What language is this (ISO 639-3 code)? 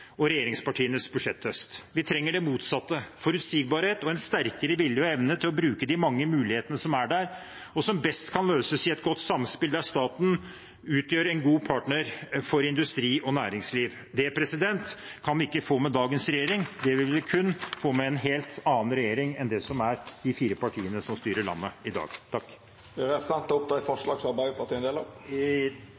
nor